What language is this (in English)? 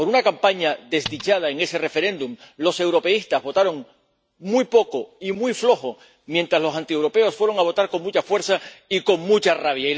Spanish